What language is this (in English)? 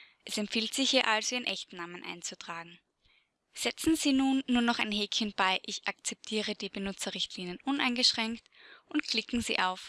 German